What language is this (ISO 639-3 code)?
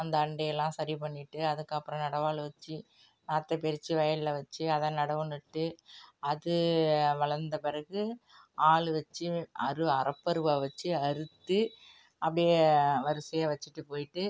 tam